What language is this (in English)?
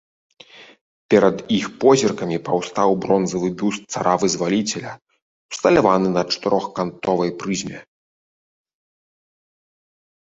Belarusian